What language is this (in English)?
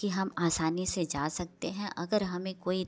Hindi